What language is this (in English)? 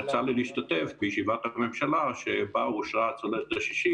Hebrew